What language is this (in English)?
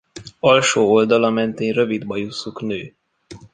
Hungarian